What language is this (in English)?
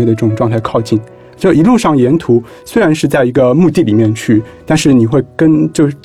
Chinese